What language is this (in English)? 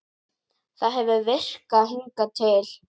Icelandic